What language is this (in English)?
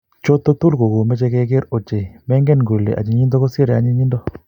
Kalenjin